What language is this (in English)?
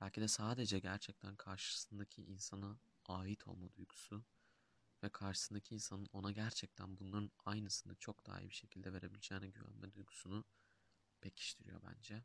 Turkish